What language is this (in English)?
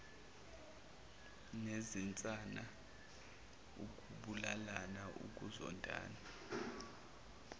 Zulu